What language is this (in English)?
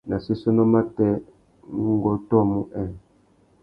Tuki